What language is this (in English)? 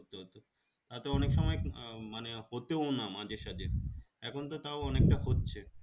Bangla